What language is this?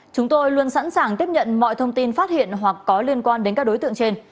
Vietnamese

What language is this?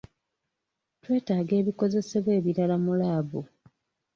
Ganda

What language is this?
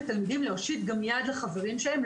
Hebrew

